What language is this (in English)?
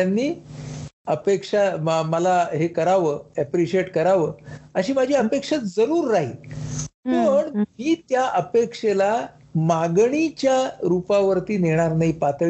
Marathi